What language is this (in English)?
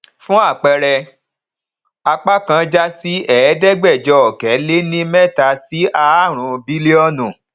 Yoruba